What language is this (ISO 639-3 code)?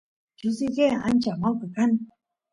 qus